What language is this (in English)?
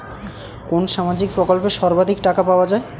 Bangla